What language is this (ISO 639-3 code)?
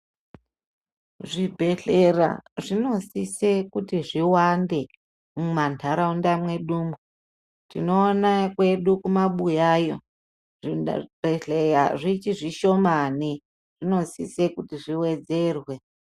ndc